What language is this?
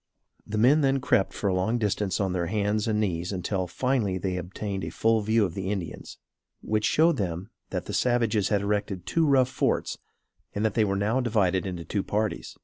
English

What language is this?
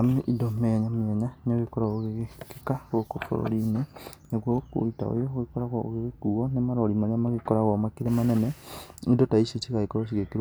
Kikuyu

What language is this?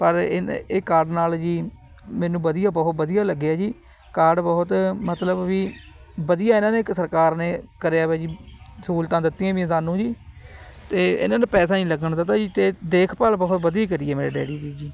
Punjabi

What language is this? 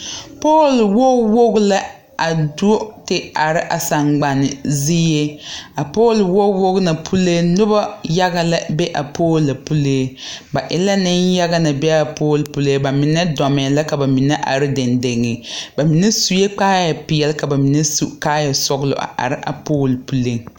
Southern Dagaare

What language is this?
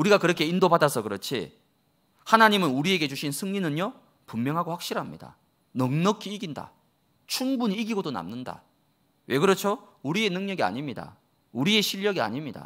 Korean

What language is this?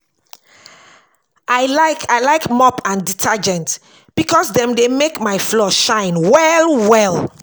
Nigerian Pidgin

